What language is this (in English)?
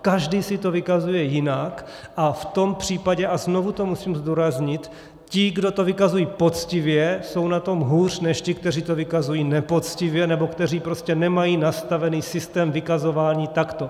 Czech